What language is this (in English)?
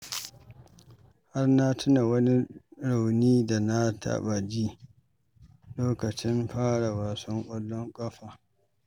Hausa